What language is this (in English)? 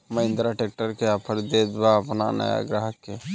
Bhojpuri